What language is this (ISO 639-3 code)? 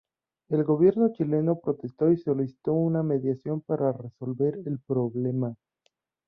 spa